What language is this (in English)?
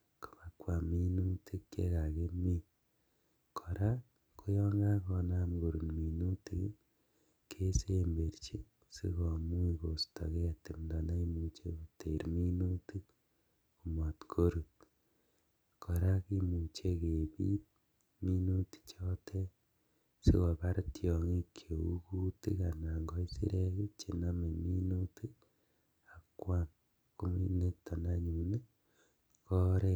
Kalenjin